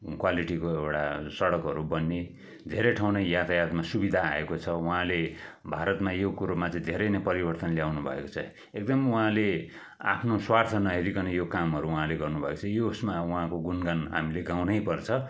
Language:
Nepali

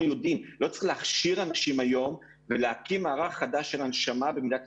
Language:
Hebrew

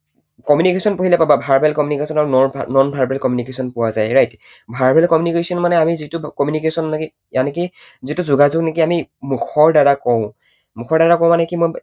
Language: Assamese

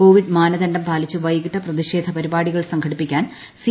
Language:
Malayalam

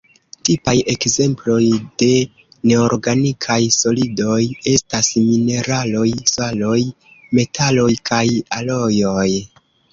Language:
Esperanto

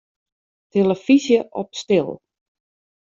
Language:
Western Frisian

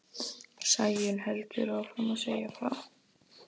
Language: Icelandic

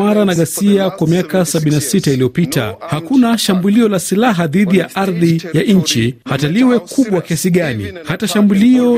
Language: Swahili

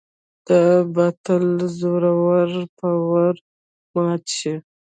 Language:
Pashto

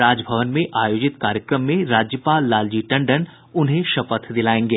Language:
Hindi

